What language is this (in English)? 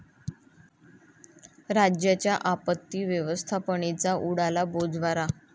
Marathi